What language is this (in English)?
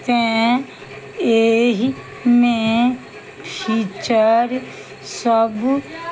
Maithili